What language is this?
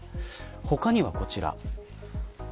Japanese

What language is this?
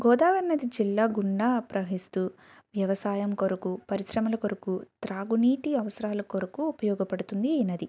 Telugu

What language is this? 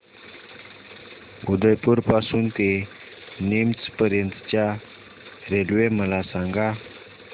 Marathi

